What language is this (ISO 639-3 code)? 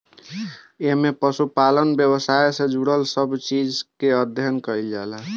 bho